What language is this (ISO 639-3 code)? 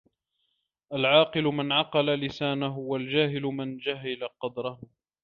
ara